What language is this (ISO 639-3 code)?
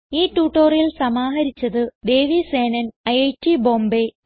mal